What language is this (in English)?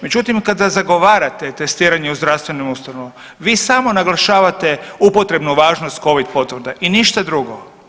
Croatian